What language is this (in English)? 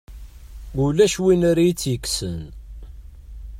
Kabyle